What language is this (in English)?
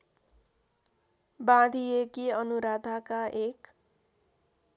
Nepali